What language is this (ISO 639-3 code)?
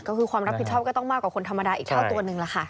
tha